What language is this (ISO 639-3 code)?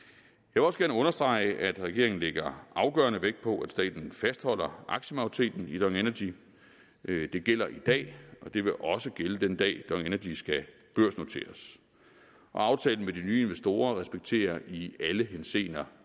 dan